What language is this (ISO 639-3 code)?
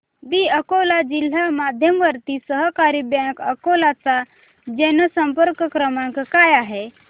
mar